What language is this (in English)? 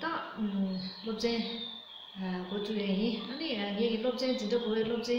Romanian